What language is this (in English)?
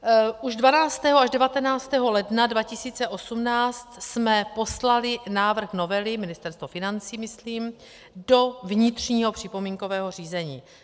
Czech